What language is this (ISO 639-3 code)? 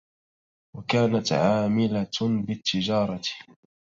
ara